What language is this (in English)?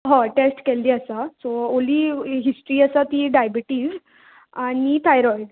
Konkani